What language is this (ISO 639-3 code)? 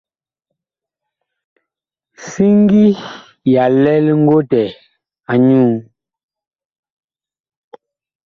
bkh